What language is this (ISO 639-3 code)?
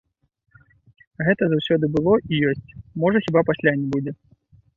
bel